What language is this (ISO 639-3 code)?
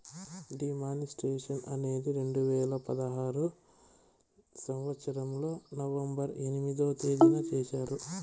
tel